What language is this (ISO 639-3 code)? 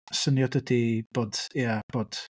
cym